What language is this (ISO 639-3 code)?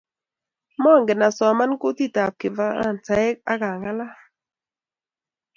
kln